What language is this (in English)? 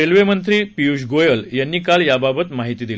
Marathi